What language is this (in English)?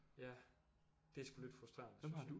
Danish